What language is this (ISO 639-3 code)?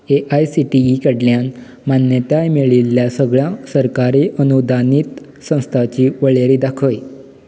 kok